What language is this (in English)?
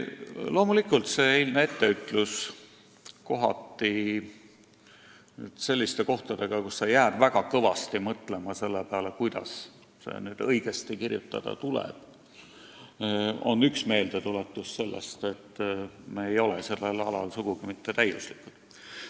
Estonian